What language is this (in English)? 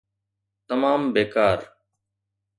Sindhi